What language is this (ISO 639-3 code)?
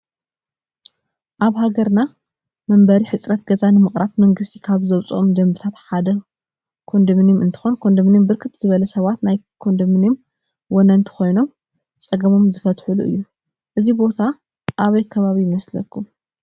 tir